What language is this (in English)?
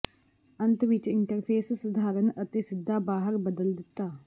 Punjabi